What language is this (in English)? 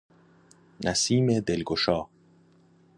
Persian